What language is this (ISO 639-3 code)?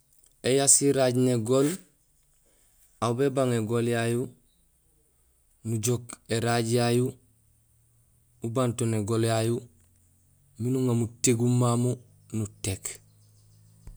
gsl